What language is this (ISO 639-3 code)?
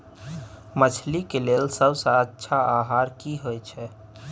mai